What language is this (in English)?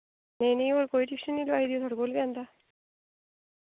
Dogri